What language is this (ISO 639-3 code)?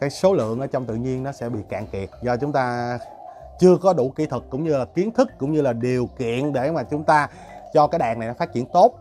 vie